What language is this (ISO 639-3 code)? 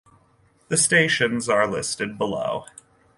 eng